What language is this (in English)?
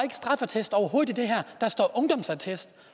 Danish